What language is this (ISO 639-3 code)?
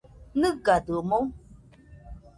hux